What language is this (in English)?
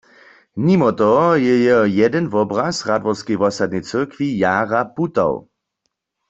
Upper Sorbian